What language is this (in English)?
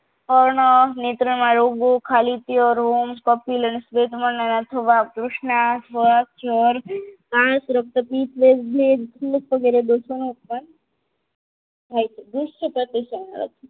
Gujarati